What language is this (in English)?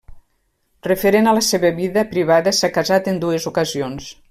Catalan